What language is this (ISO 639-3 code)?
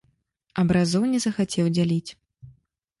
bel